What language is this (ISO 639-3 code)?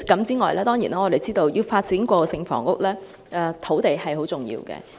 yue